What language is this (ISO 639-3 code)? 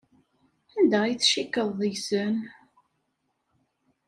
kab